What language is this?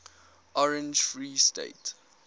English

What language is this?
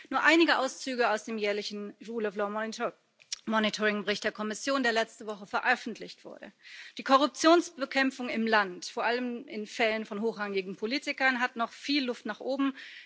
German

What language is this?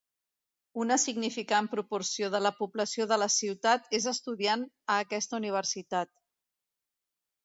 Catalan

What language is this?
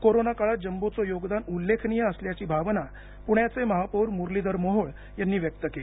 Marathi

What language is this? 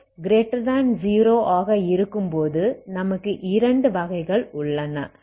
Tamil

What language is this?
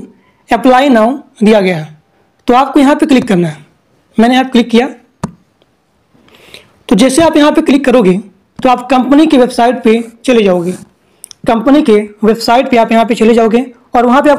Hindi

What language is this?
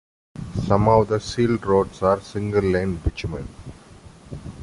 English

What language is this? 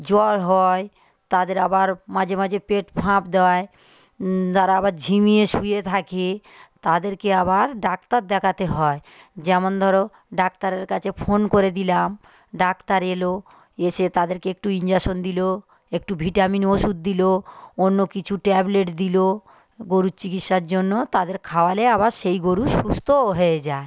Bangla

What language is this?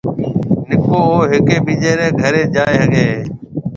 Marwari (Pakistan)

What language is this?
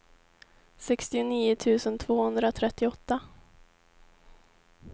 Swedish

